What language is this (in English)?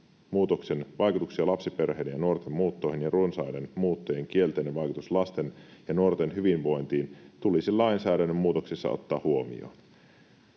Finnish